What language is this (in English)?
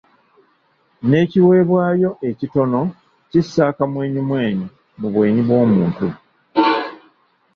Ganda